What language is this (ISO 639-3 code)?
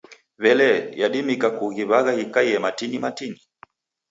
dav